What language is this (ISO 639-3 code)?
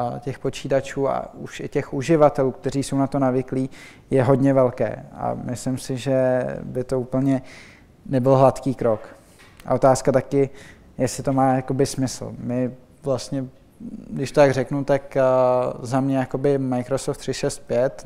ces